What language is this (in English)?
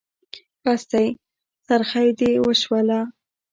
Pashto